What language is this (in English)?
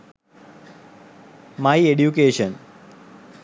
Sinhala